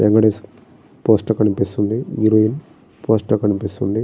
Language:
Telugu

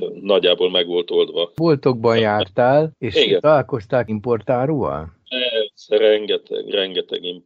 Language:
Hungarian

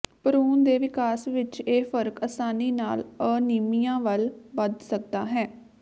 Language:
Punjabi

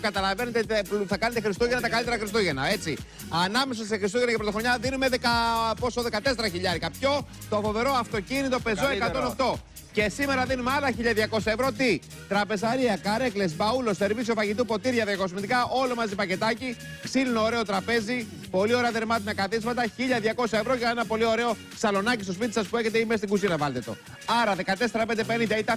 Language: Greek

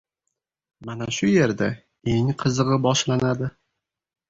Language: Uzbek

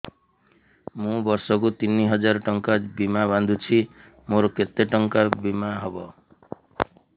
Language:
Odia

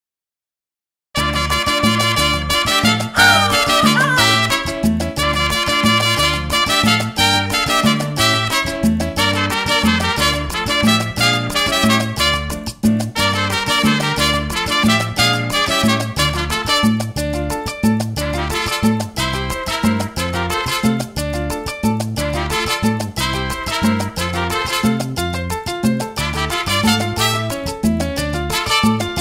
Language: Thai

